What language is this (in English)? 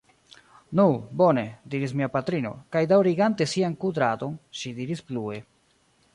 Esperanto